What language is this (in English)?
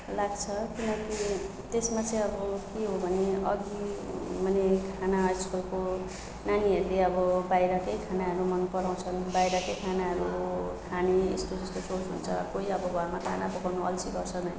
Nepali